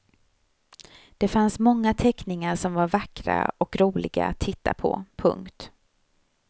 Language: Swedish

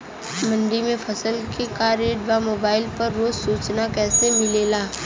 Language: Bhojpuri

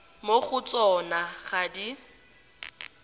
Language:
Tswana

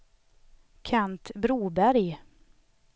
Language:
Swedish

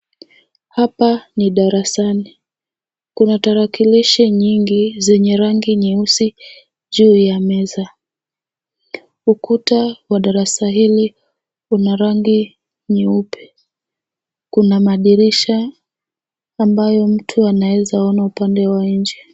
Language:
Swahili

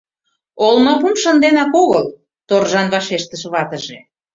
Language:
Mari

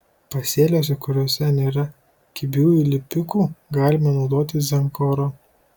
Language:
Lithuanian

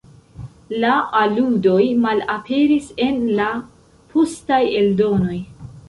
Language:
Esperanto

